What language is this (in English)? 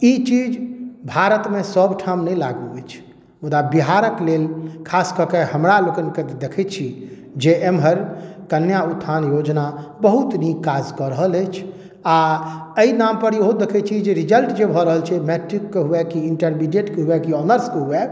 Maithili